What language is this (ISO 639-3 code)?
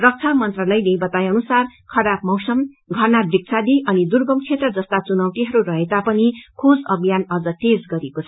nep